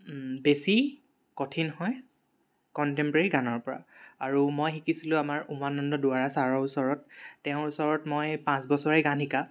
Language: Assamese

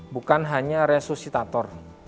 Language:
Indonesian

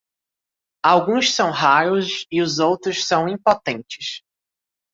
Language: Portuguese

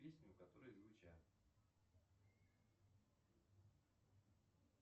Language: Russian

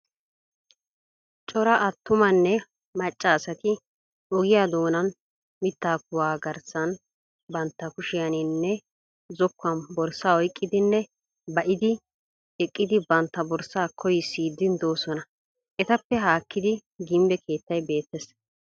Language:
Wolaytta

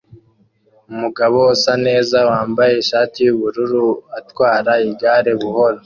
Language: Kinyarwanda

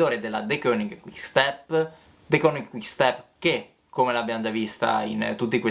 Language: Italian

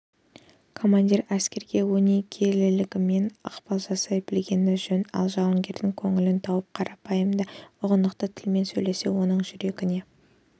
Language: Kazakh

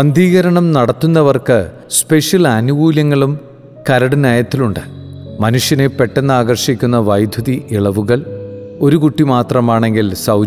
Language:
Malayalam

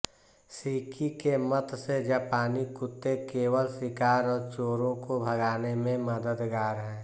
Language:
Hindi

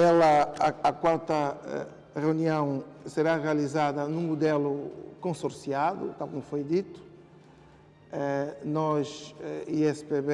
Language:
Portuguese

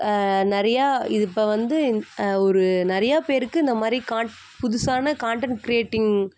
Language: Tamil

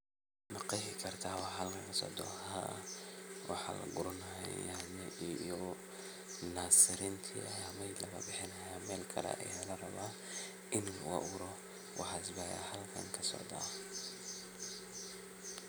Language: Somali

